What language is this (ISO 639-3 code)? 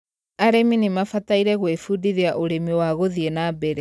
kik